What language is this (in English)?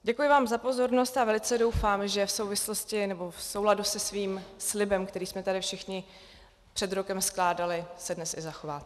Czech